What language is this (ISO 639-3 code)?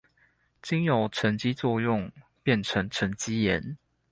zho